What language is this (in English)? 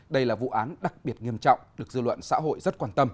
Vietnamese